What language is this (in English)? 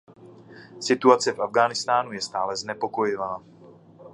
Czech